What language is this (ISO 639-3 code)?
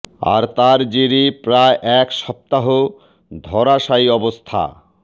ben